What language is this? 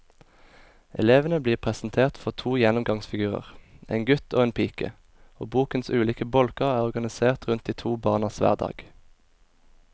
Norwegian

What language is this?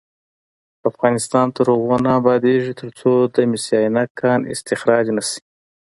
Pashto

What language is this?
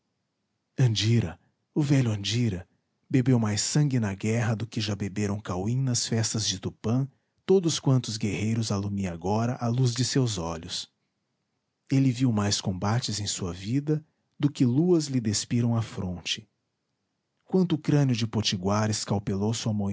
Portuguese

